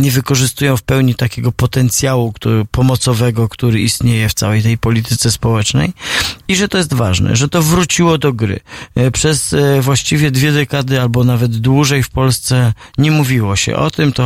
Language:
Polish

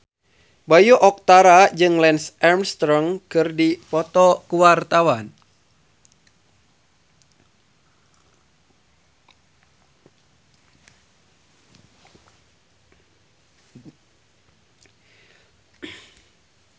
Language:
Sundanese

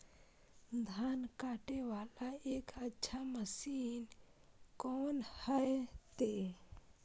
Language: Maithili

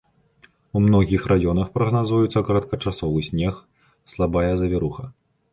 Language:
Belarusian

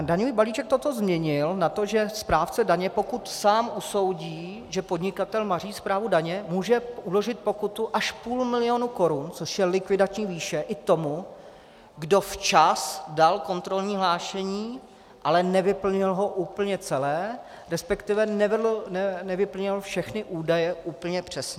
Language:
Czech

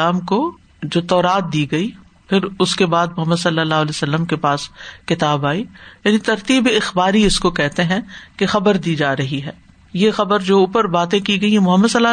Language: Urdu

